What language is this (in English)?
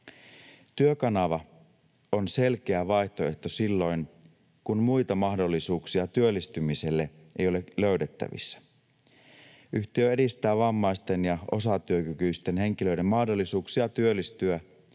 Finnish